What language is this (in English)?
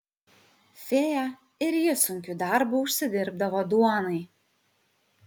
Lithuanian